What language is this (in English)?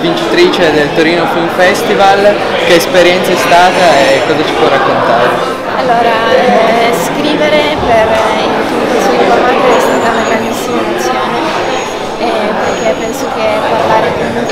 Italian